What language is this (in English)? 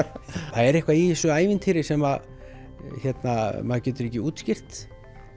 Icelandic